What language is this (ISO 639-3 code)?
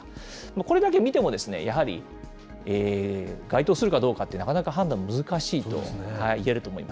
jpn